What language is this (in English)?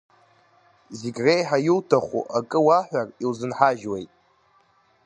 Abkhazian